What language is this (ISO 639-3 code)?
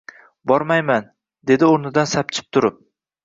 uzb